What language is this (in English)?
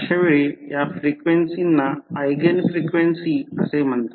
Marathi